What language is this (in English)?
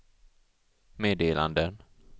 Swedish